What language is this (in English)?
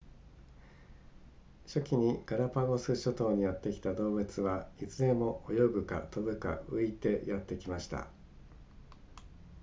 Japanese